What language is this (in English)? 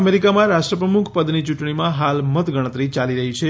Gujarati